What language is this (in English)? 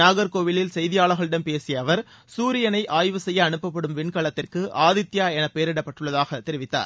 Tamil